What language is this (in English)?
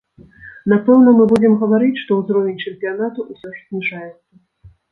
Belarusian